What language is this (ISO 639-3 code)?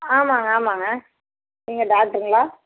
tam